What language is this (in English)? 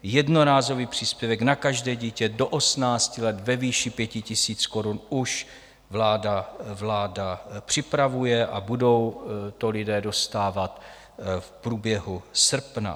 Czech